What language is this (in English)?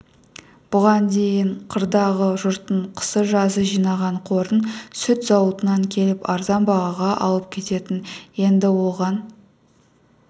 Kazakh